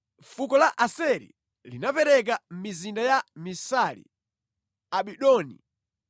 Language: Nyanja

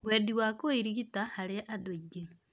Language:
Kikuyu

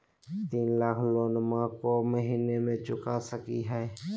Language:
Magahi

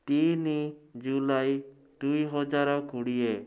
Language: Odia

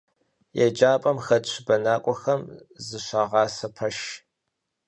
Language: Kabardian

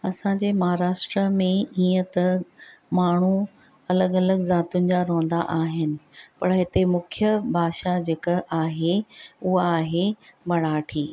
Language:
Sindhi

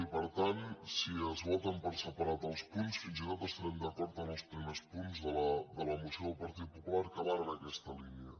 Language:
Catalan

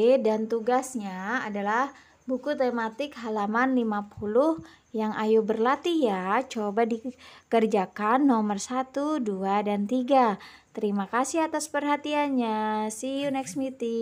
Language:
Indonesian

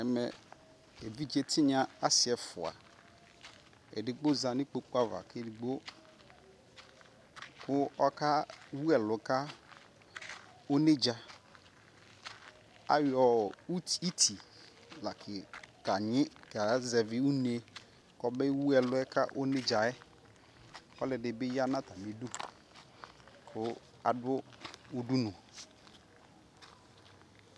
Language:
Ikposo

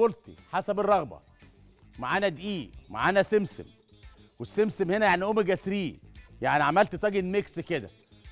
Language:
Arabic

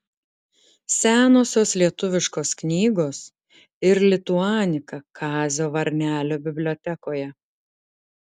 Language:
Lithuanian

